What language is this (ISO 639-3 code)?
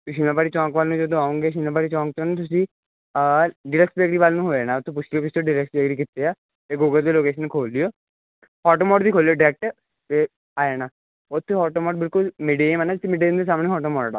pan